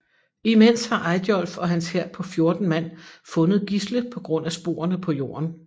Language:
Danish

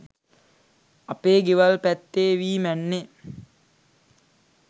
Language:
Sinhala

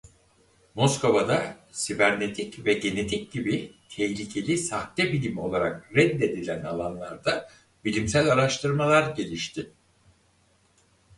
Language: Turkish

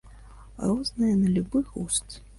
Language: Belarusian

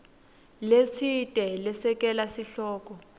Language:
Swati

